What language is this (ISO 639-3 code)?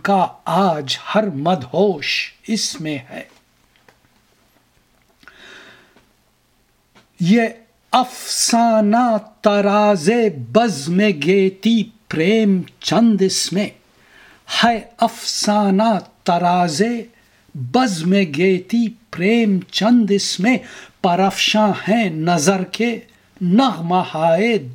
urd